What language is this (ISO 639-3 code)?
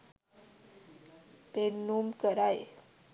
sin